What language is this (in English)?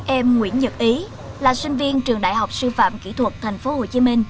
Vietnamese